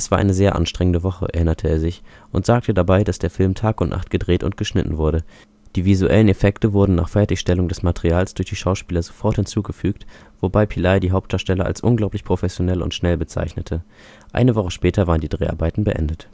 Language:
German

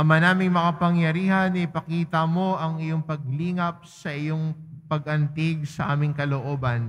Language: Filipino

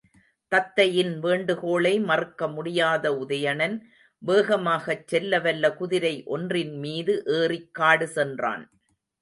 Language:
Tamil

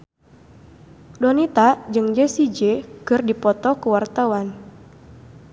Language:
Sundanese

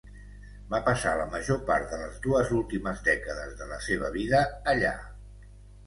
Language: Catalan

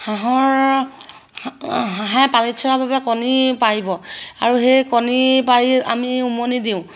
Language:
Assamese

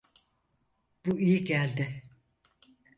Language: Turkish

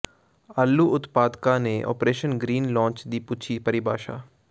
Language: Punjabi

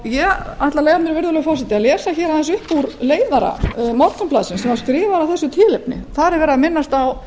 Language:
Icelandic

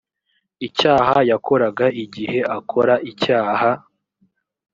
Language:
Kinyarwanda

